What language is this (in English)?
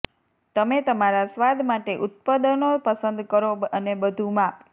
Gujarati